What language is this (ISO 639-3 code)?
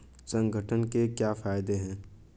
hin